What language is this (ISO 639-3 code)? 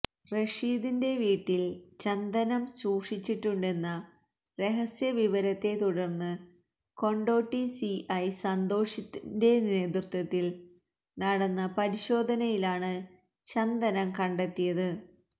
mal